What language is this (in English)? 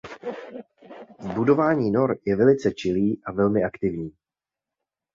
Czech